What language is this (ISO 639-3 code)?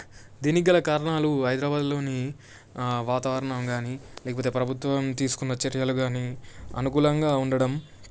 tel